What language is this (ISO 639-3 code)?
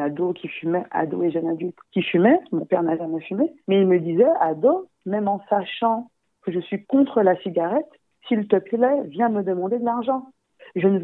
fra